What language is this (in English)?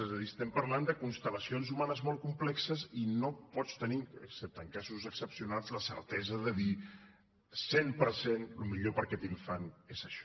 Catalan